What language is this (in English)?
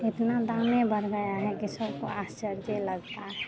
Hindi